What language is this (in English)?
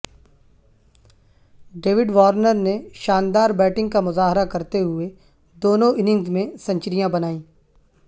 Urdu